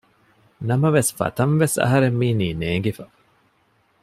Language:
Divehi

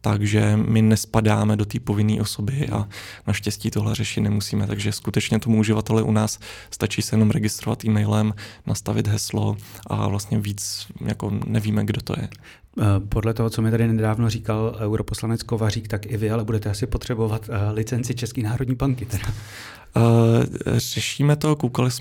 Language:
Czech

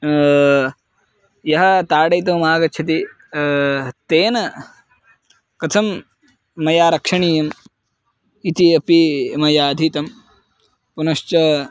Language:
Sanskrit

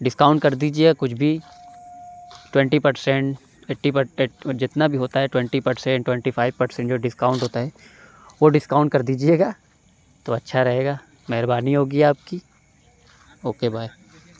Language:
Urdu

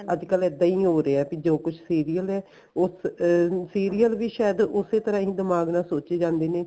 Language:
Punjabi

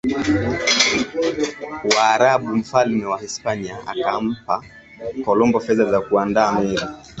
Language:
Swahili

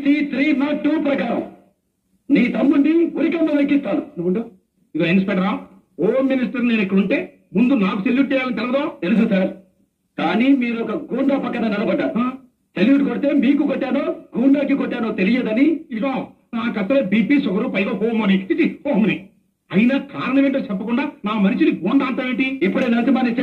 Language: Telugu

